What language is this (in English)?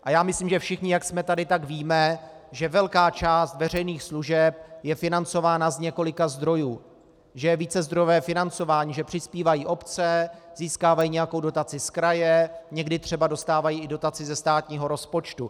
Czech